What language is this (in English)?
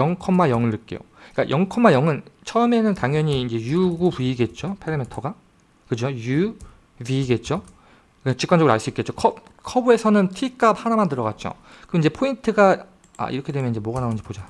Korean